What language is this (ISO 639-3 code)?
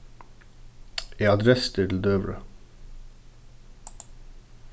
fao